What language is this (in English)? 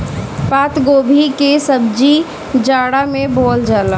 Bhojpuri